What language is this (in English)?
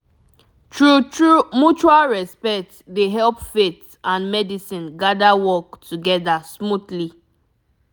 Nigerian Pidgin